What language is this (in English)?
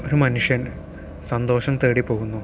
Malayalam